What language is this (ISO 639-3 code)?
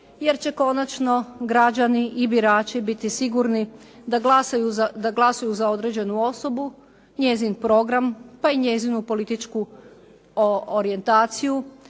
hrv